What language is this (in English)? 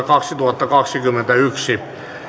Finnish